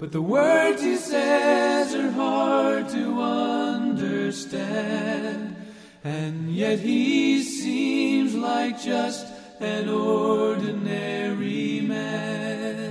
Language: Dutch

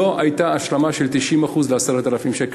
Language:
Hebrew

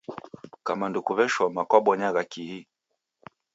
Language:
Taita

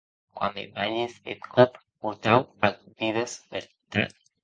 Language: Occitan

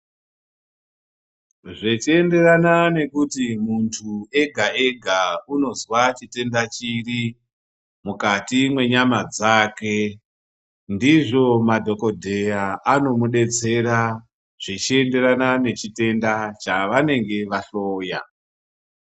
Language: Ndau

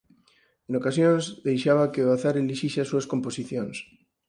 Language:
Galician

